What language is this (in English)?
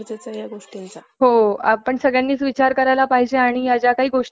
Marathi